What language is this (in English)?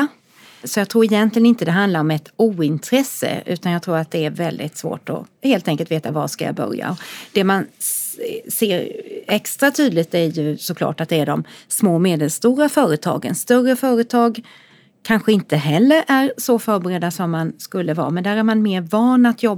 Swedish